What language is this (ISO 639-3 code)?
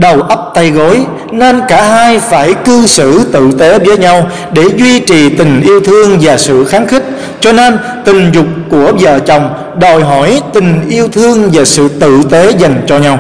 vie